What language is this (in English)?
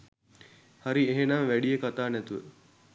Sinhala